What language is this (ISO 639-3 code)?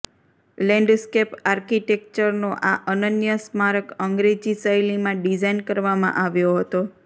guj